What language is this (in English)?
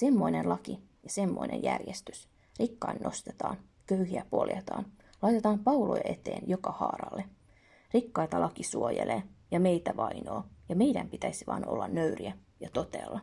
Finnish